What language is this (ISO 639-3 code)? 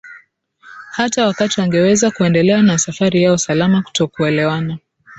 swa